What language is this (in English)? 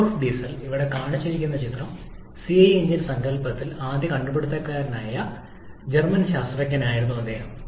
Malayalam